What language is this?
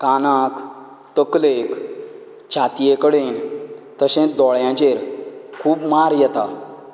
Konkani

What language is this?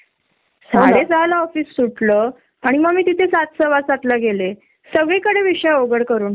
Marathi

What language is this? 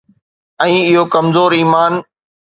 Sindhi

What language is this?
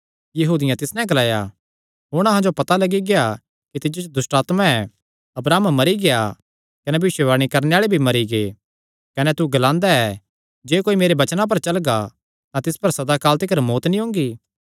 Kangri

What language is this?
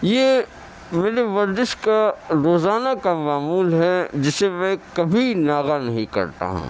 Urdu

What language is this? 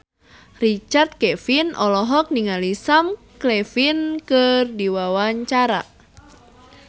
Sundanese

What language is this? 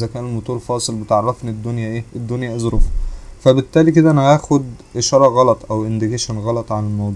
Arabic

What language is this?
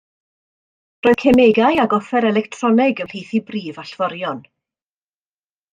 Welsh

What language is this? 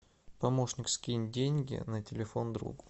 Russian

